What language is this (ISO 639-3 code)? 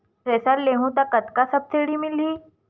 hne